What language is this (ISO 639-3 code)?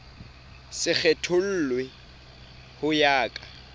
sot